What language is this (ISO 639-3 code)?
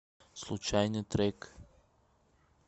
rus